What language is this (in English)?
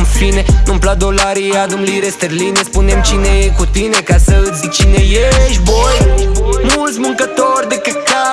Romanian